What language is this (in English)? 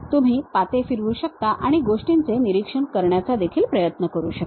Marathi